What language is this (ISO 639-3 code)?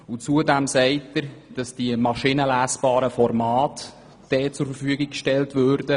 gsw